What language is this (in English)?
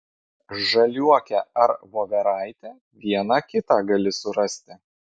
Lithuanian